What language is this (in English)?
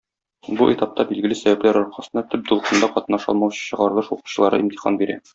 Tatar